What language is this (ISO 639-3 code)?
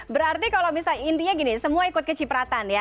ind